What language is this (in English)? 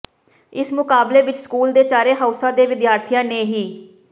Punjabi